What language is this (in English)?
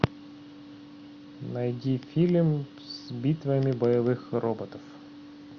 Russian